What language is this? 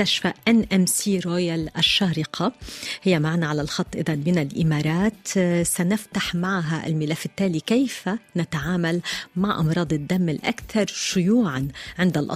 Arabic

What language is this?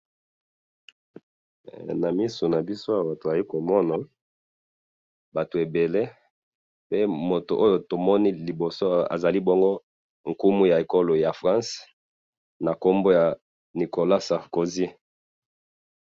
Lingala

